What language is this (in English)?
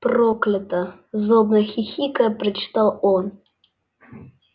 Russian